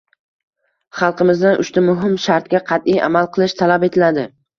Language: Uzbek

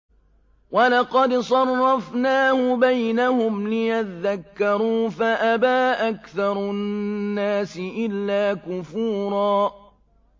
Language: Arabic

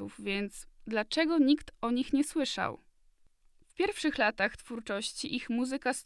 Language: Polish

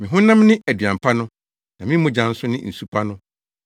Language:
Akan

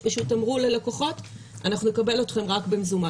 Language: Hebrew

